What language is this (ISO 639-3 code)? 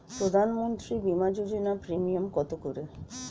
ben